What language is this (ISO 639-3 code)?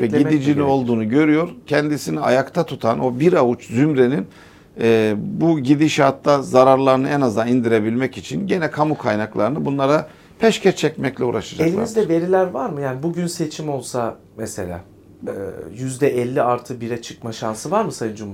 tur